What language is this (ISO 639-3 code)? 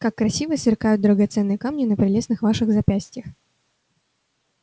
rus